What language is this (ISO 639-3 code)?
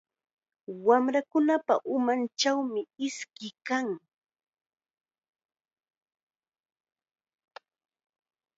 qxa